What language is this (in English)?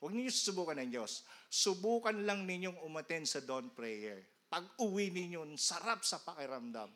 Filipino